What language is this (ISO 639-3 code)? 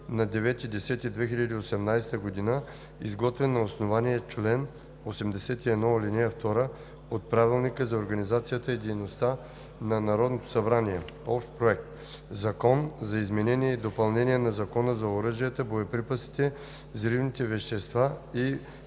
bul